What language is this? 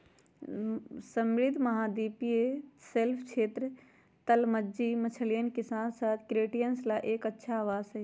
Magahi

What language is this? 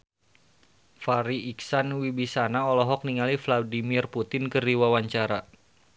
Sundanese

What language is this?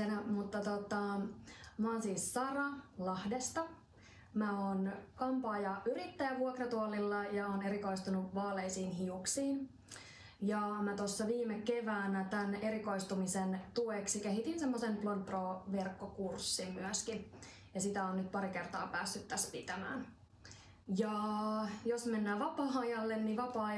Finnish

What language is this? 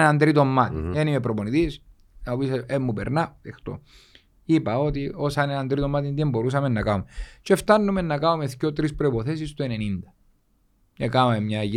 Greek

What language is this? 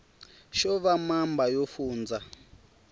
Tsonga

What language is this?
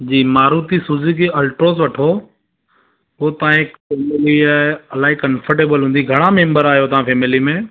Sindhi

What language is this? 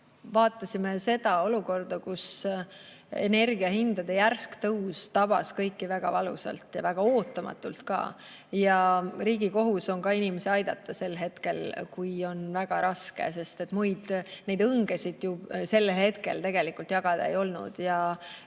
Estonian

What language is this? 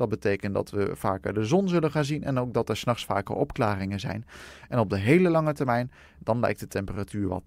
Dutch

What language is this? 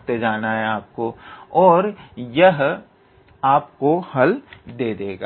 Hindi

